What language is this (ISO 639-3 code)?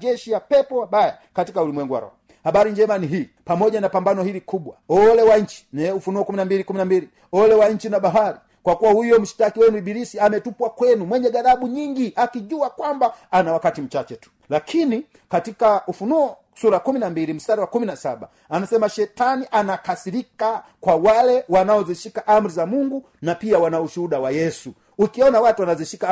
swa